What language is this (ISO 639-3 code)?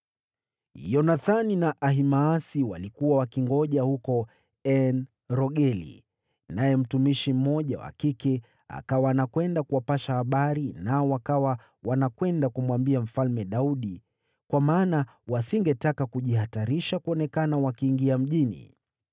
swa